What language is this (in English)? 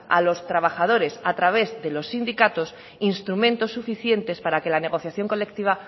Spanish